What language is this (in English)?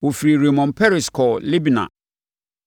Akan